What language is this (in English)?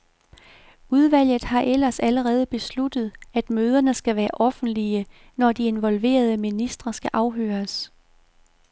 Danish